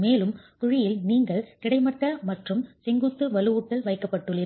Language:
Tamil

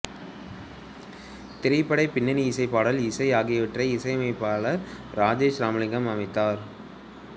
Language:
Tamil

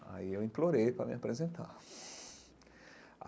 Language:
Portuguese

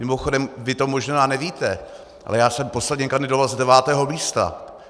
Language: Czech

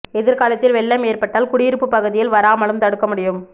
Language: Tamil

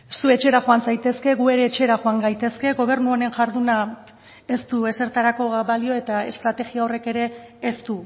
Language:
Basque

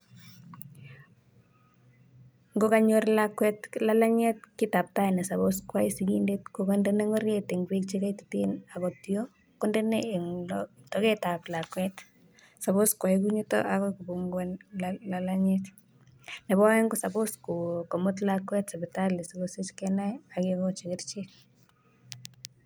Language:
Kalenjin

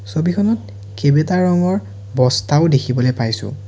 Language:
Assamese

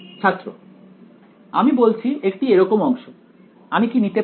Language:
Bangla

